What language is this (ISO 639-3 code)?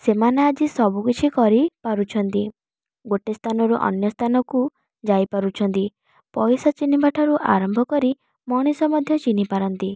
ori